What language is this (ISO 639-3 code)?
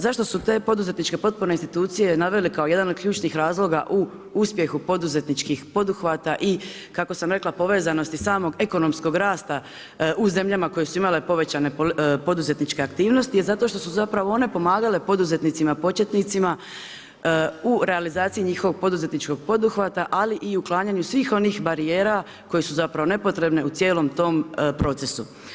hrv